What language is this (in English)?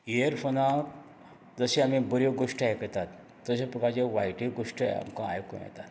Konkani